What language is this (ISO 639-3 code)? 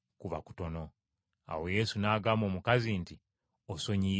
lug